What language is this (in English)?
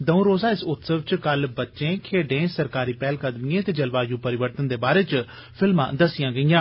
Dogri